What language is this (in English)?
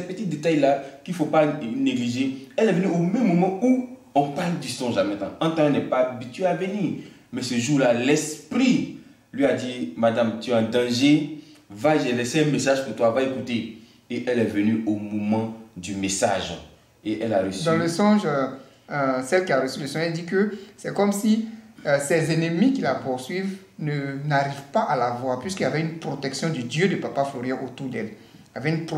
French